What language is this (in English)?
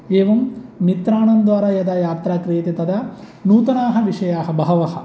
Sanskrit